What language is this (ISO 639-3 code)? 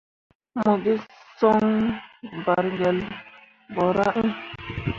mua